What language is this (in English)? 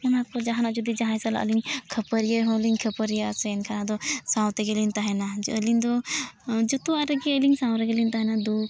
Santali